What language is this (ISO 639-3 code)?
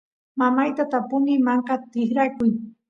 qus